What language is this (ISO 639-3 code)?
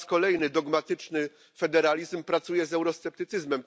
pol